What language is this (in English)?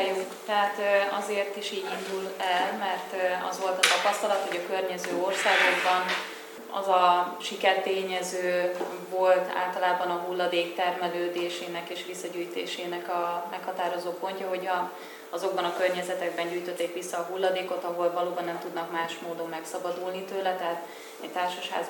Hungarian